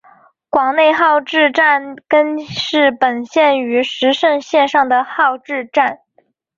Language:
Chinese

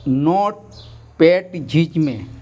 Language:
Santali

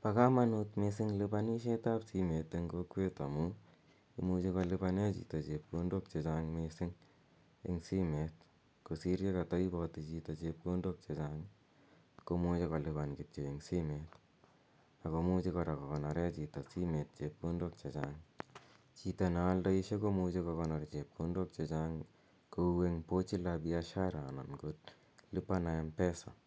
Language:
Kalenjin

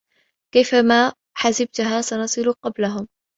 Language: Arabic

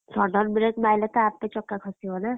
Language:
Odia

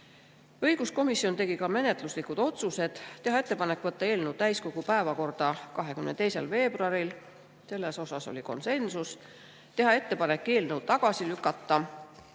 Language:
Estonian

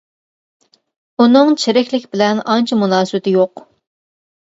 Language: Uyghur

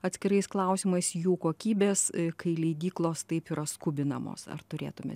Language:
Lithuanian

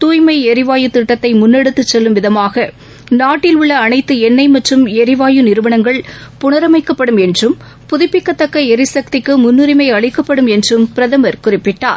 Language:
Tamil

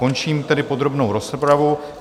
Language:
Czech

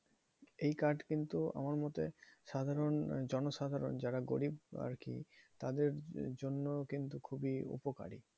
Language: Bangla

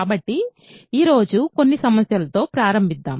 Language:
Telugu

